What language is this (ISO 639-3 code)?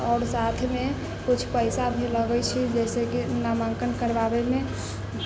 mai